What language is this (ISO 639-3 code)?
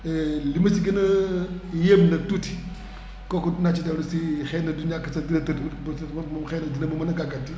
wol